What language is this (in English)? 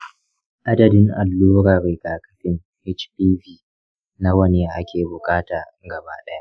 Hausa